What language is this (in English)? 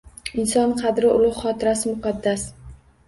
Uzbek